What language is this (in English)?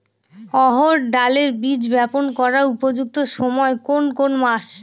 Bangla